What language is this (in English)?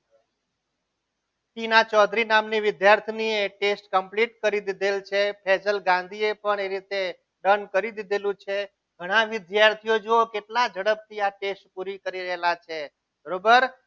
Gujarati